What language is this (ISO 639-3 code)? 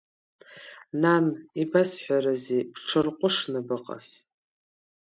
abk